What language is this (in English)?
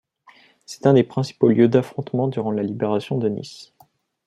French